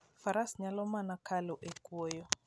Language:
Luo (Kenya and Tanzania)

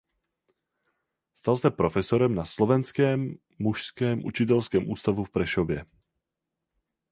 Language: Czech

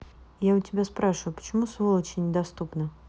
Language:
Russian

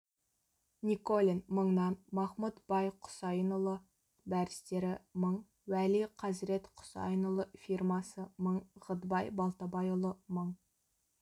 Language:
Kazakh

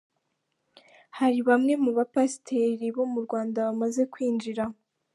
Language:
Kinyarwanda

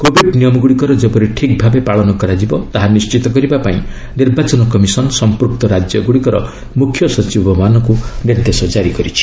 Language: Odia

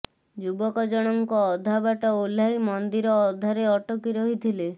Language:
Odia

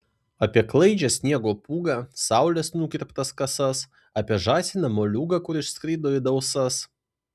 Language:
Lithuanian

